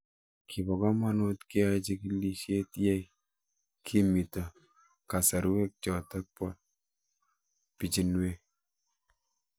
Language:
Kalenjin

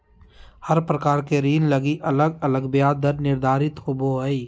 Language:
Magahi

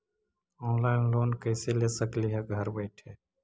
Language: Magahi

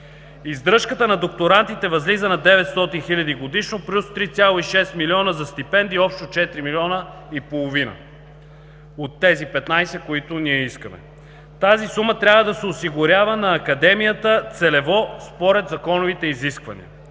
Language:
Bulgarian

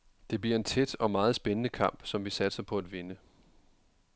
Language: Danish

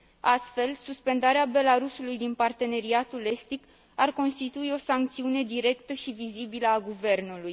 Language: Romanian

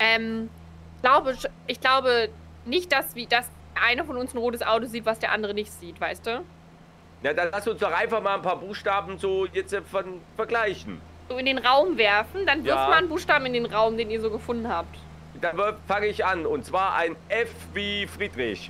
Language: German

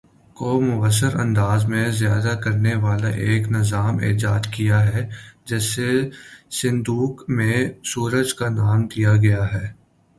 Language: Urdu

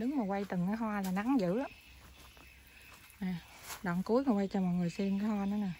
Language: Vietnamese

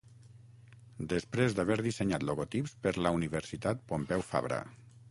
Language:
Catalan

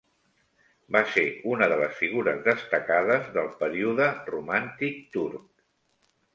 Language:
Catalan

